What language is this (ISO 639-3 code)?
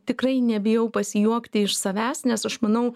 lit